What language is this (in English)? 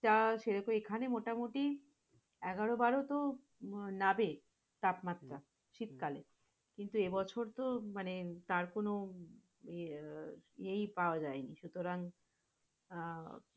Bangla